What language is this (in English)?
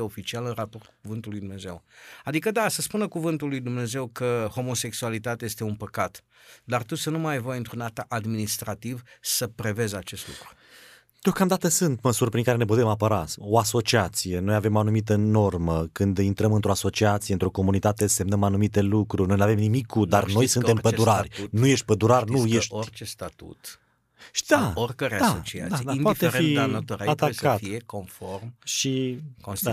Romanian